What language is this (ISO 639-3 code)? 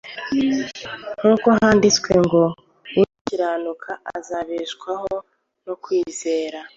kin